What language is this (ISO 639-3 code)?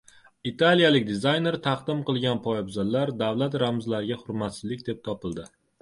uzb